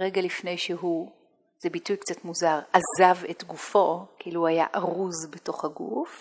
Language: Hebrew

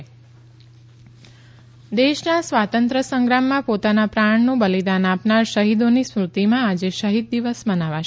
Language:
Gujarati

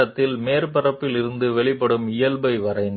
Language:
Telugu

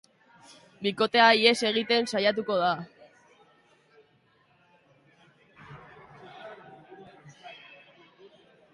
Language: Basque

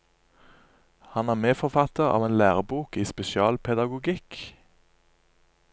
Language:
Norwegian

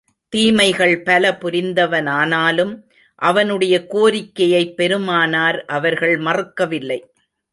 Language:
Tamil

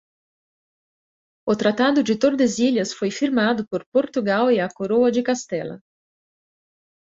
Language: Portuguese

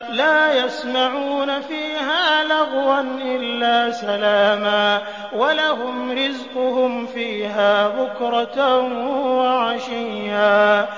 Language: Arabic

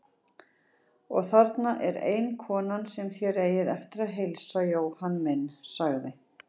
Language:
Icelandic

